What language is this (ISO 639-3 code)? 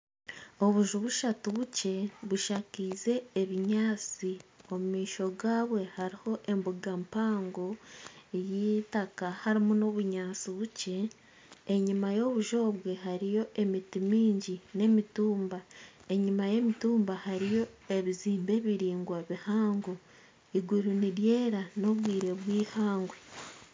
nyn